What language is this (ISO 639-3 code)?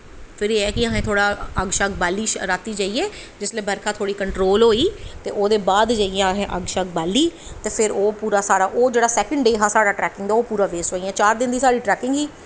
doi